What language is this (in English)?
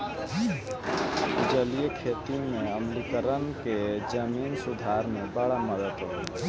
Bhojpuri